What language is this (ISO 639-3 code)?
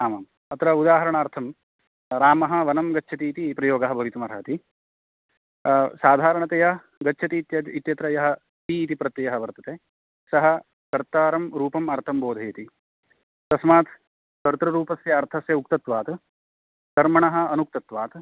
san